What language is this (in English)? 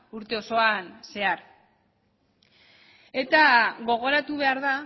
Basque